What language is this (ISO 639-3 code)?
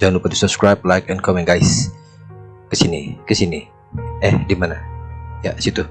ind